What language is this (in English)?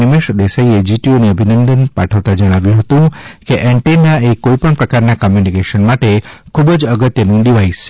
Gujarati